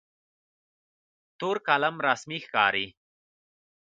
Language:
Pashto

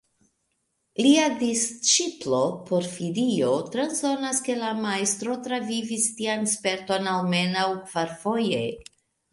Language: Esperanto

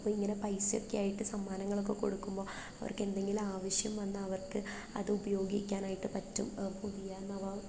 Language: Malayalam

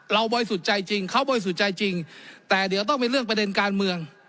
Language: Thai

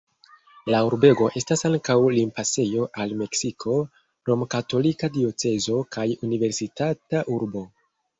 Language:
Esperanto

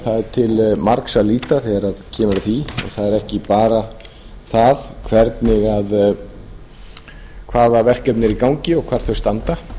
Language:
Icelandic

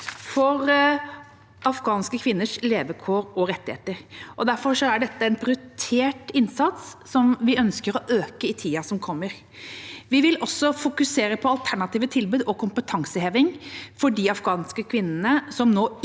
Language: Norwegian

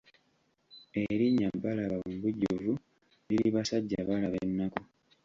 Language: Ganda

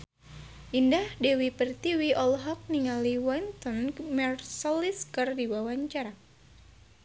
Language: Sundanese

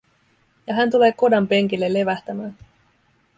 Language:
Finnish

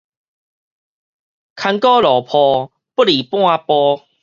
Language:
Min Nan Chinese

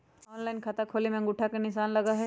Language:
Magahi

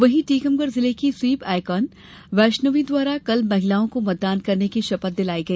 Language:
Hindi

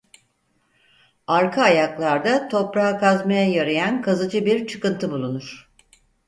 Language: Turkish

